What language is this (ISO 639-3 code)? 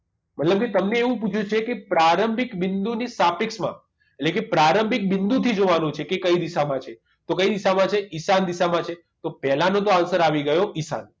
guj